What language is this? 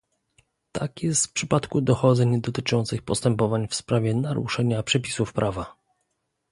Polish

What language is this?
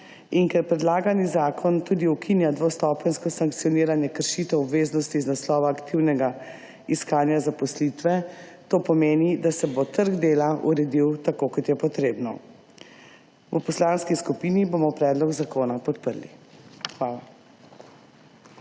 Slovenian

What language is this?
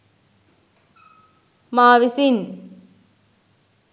Sinhala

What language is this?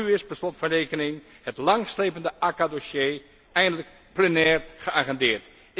Dutch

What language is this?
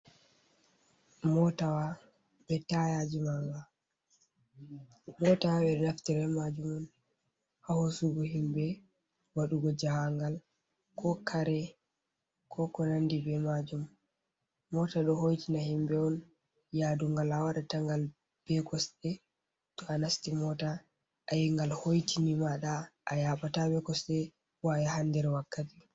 Fula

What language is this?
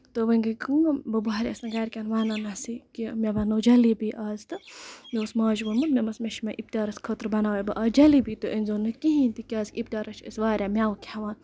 Kashmiri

